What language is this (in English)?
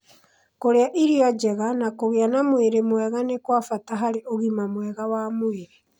Kikuyu